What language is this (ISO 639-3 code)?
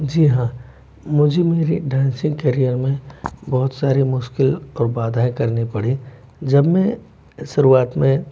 hin